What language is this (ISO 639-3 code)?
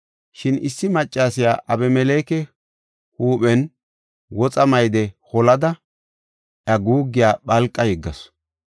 gof